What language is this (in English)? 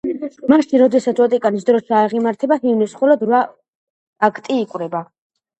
Georgian